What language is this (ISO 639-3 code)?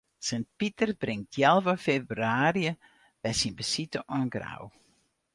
fry